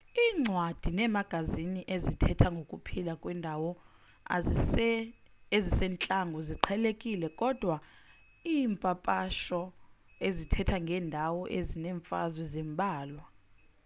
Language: Xhosa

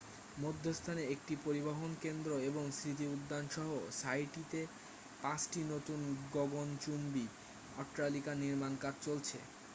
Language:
Bangla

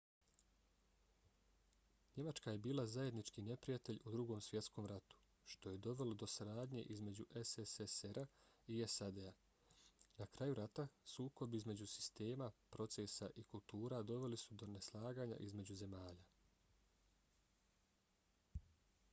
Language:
Bosnian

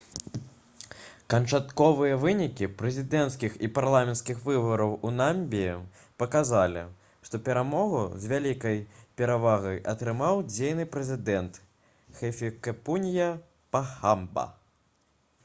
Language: Belarusian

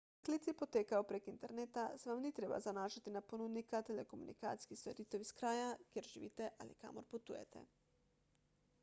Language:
Slovenian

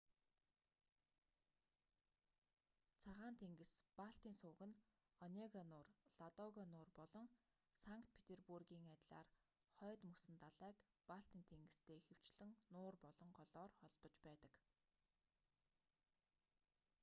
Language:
Mongolian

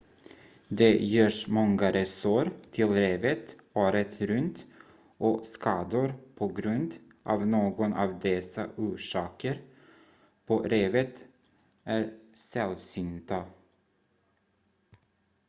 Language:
Swedish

